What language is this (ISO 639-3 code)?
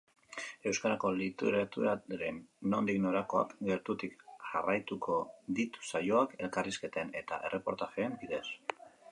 eus